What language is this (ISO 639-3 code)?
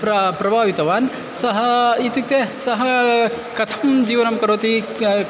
san